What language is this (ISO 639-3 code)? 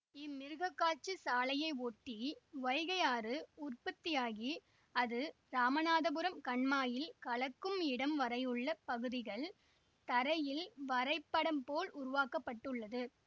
tam